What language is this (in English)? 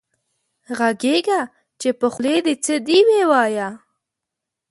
Pashto